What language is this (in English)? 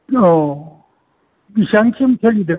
Bodo